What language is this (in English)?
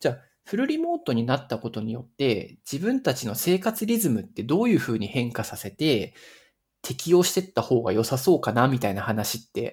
Japanese